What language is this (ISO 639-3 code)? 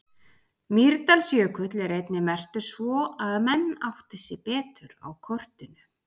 isl